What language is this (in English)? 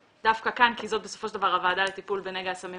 Hebrew